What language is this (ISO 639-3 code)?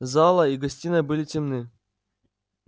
rus